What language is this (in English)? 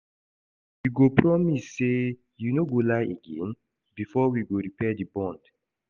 Nigerian Pidgin